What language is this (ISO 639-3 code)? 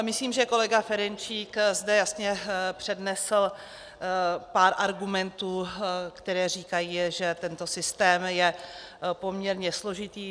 ces